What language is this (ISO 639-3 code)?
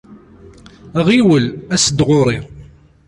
kab